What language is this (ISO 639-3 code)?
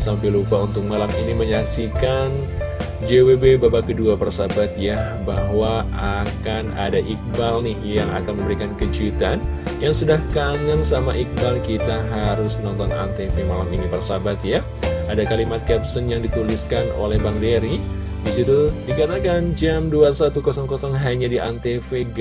ind